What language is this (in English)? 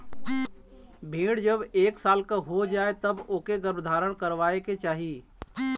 Bhojpuri